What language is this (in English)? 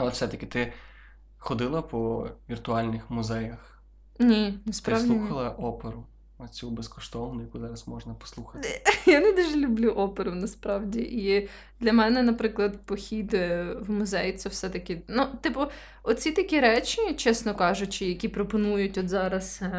Ukrainian